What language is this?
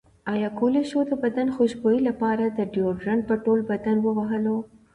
Pashto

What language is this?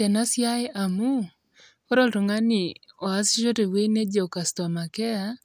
Masai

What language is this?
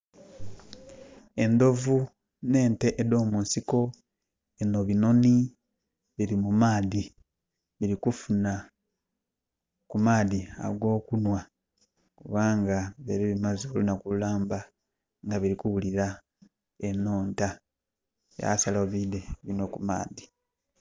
Soga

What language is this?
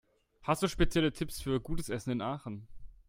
German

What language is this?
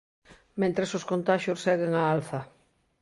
Galician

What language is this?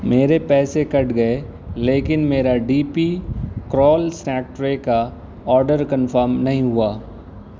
Urdu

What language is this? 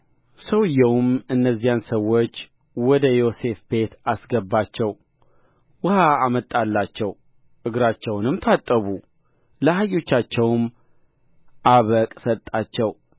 Amharic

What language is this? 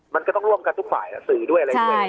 Thai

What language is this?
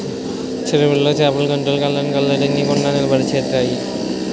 Telugu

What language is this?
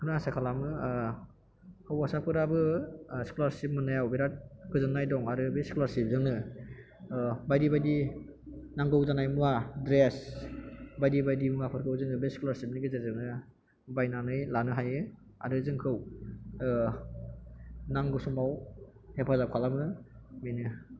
Bodo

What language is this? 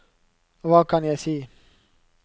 Norwegian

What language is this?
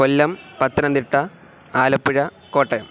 Sanskrit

